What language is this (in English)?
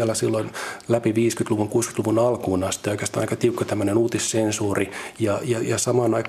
Finnish